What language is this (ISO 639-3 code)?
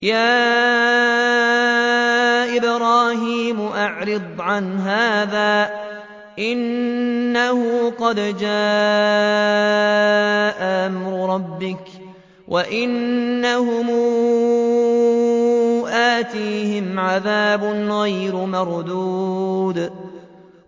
ara